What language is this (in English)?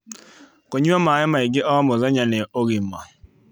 Kikuyu